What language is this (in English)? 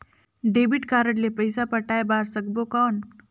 Chhattisgarhi